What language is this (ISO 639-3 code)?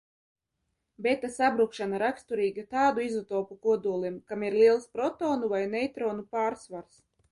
lav